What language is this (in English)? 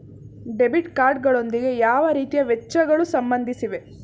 Kannada